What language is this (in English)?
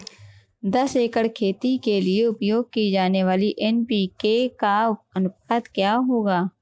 Hindi